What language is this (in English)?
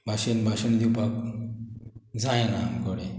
Konkani